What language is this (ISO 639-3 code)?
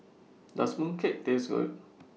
eng